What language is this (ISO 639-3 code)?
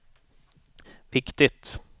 swe